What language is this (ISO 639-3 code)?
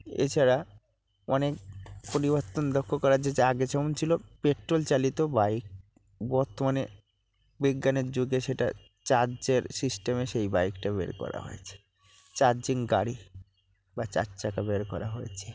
ben